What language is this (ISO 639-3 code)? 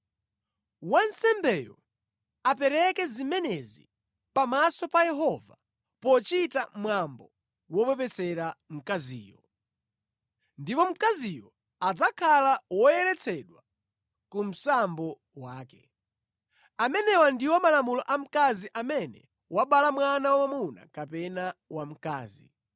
nya